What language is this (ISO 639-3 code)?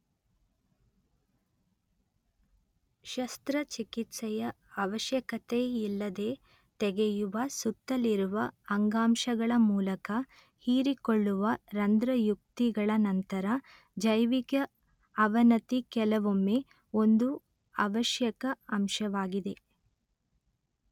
kan